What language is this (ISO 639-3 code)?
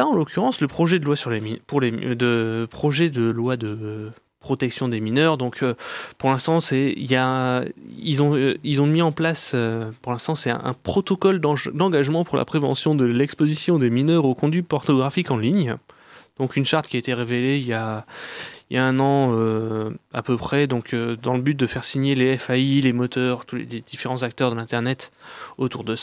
fra